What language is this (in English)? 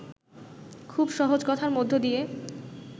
Bangla